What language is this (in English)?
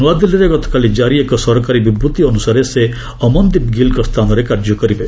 Odia